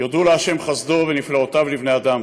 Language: Hebrew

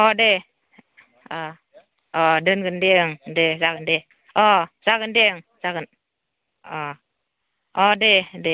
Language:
Bodo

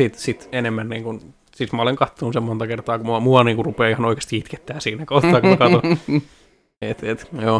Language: Finnish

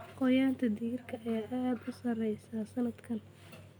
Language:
Somali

